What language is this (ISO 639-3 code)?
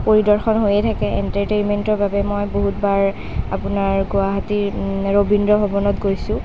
asm